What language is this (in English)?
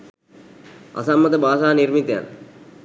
Sinhala